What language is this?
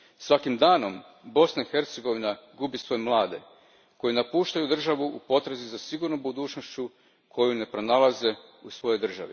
Croatian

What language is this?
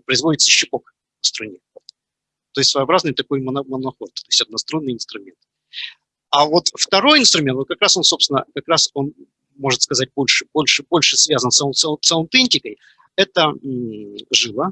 Russian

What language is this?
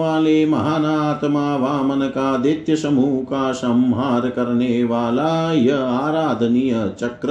Hindi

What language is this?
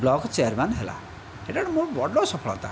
Odia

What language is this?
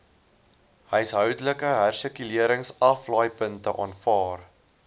Afrikaans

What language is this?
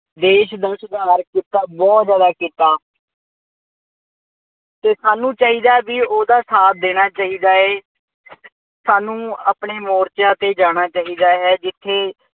Punjabi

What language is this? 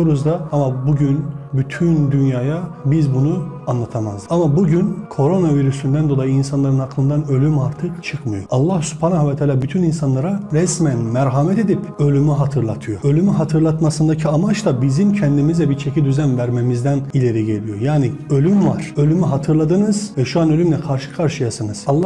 Turkish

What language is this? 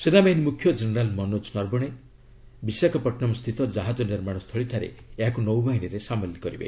Odia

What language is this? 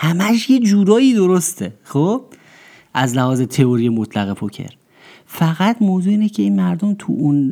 Persian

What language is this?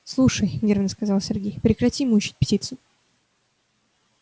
Russian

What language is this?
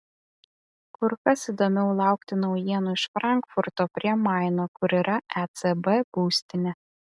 Lithuanian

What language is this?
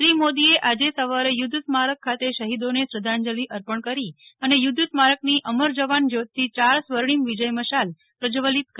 Gujarati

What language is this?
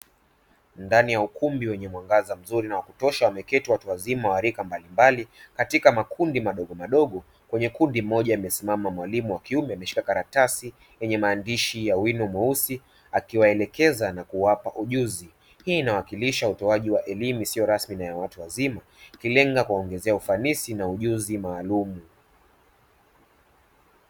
Swahili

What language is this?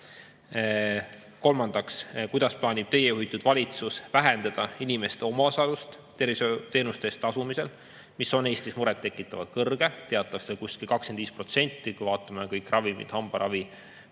Estonian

